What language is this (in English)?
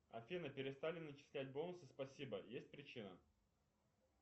Russian